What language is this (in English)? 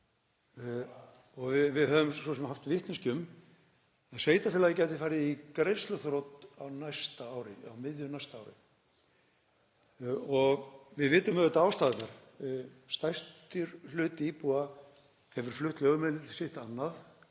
Icelandic